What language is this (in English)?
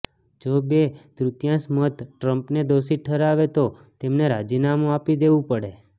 Gujarati